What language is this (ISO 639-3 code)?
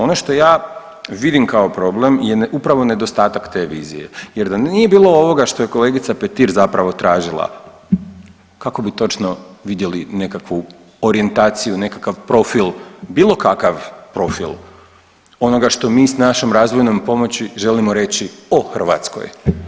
hrv